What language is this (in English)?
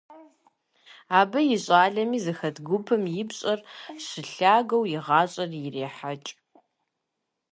Kabardian